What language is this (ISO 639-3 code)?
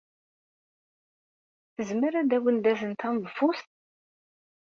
kab